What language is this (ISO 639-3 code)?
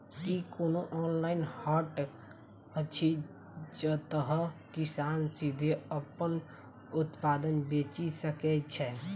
mai